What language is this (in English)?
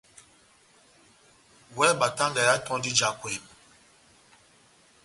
Batanga